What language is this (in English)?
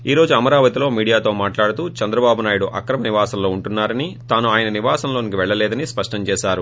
Telugu